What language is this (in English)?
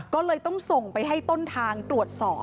Thai